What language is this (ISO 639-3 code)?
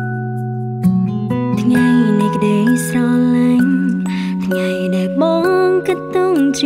tha